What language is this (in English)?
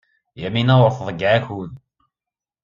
Kabyle